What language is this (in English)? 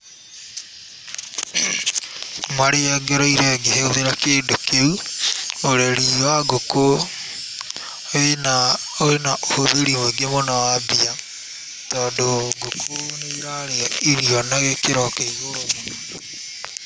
Kikuyu